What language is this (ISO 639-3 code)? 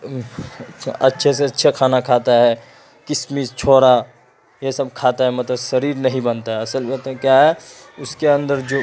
urd